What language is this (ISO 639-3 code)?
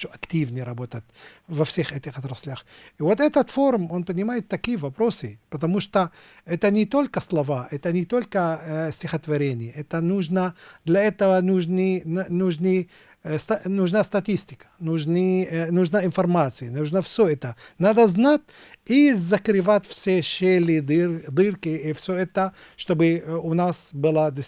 rus